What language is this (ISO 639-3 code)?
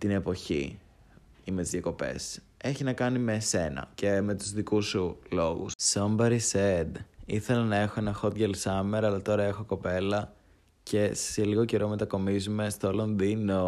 ell